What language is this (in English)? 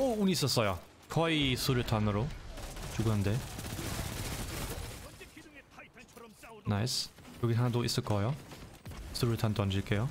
Korean